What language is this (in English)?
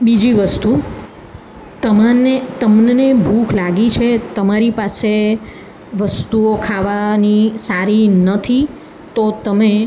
Gujarati